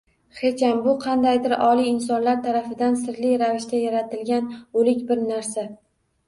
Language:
Uzbek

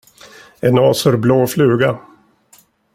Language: Swedish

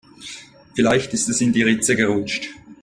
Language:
German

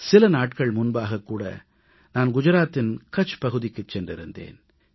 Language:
Tamil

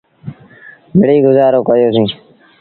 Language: Sindhi Bhil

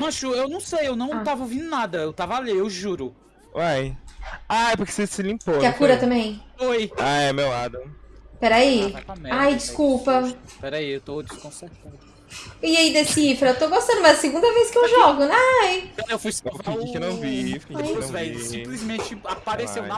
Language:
Portuguese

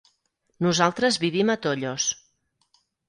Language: Catalan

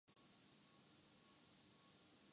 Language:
Urdu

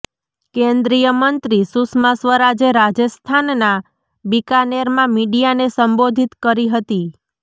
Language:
Gujarati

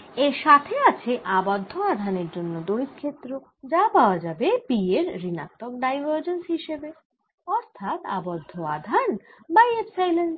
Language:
Bangla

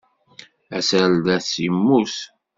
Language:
Kabyle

